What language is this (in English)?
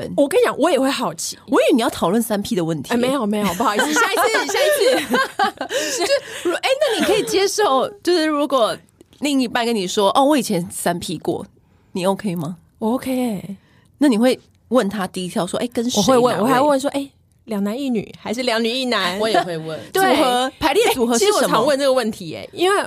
Chinese